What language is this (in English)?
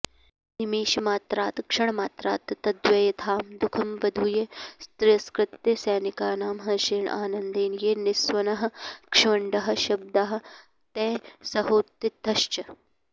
Sanskrit